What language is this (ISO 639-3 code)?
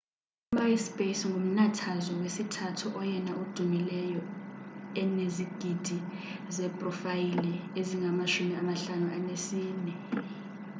xho